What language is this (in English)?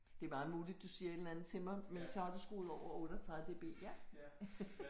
Danish